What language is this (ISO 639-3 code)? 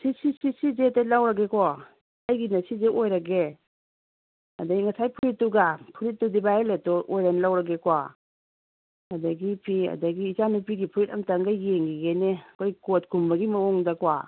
mni